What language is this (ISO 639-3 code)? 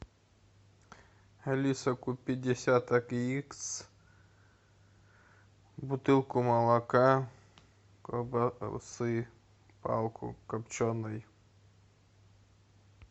rus